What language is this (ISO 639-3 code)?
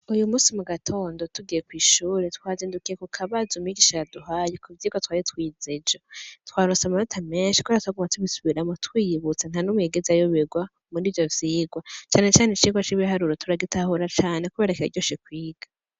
run